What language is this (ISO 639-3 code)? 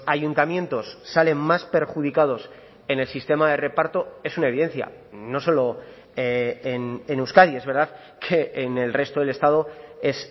spa